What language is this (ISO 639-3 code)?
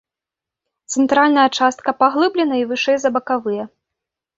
bel